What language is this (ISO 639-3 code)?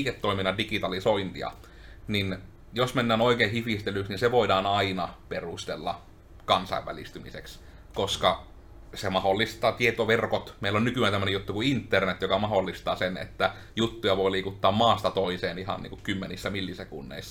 fin